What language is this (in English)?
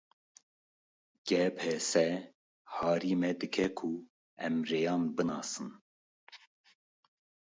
Kurdish